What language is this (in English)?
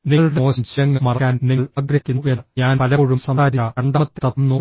Malayalam